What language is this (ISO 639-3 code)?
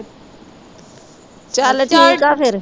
pan